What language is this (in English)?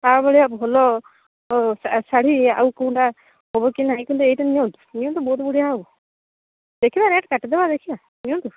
Odia